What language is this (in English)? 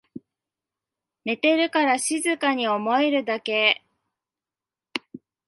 Japanese